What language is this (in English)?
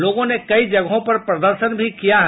Hindi